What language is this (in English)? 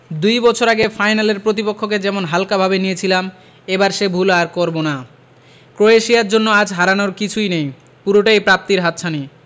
Bangla